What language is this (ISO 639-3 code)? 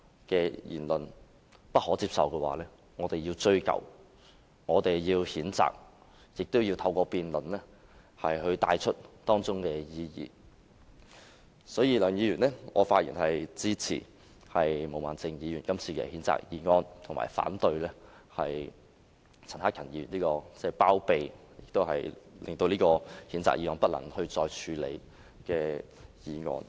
yue